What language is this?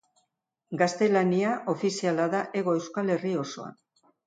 Basque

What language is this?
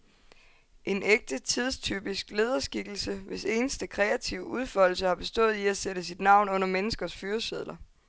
Danish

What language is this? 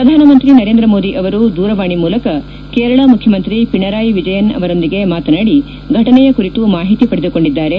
Kannada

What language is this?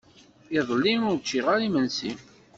Kabyle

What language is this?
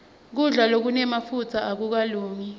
Swati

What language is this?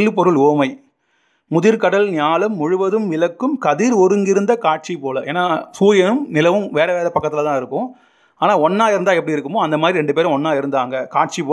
Tamil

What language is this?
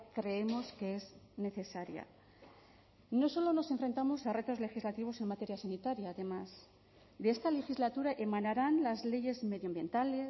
Spanish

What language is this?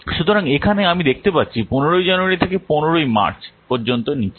Bangla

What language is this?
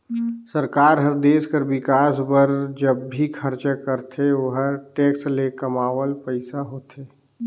Chhattisgarhi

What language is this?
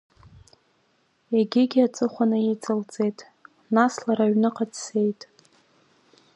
Abkhazian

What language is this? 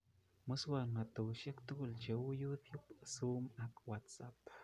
Kalenjin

